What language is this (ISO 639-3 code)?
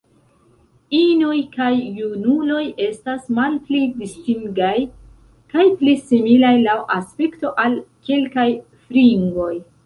epo